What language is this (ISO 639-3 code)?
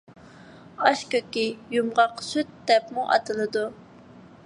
uig